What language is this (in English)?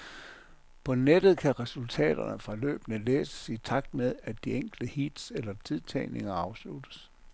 Danish